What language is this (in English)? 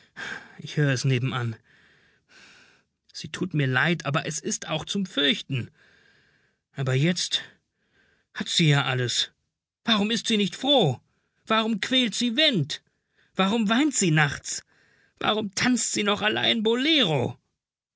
German